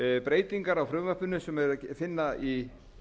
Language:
Icelandic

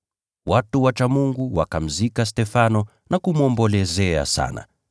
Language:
Swahili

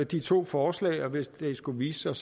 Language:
Danish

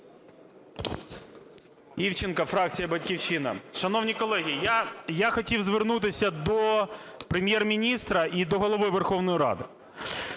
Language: Ukrainian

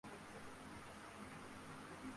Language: Uzbek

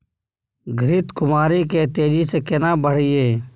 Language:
Maithili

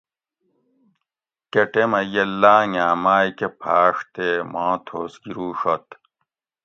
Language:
Gawri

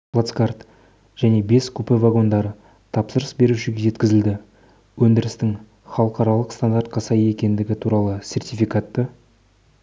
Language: Kazakh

